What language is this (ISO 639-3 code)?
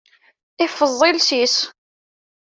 kab